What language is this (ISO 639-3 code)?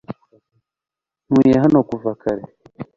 kin